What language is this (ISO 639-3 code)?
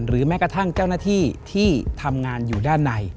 tha